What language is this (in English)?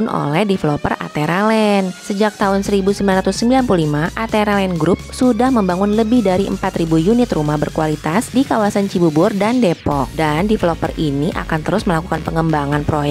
Indonesian